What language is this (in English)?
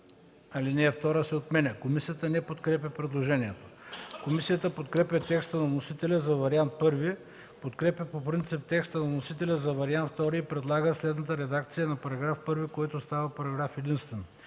Bulgarian